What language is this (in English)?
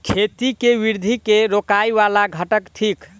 Maithili